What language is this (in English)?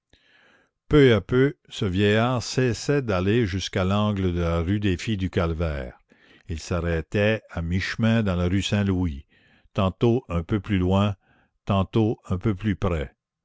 French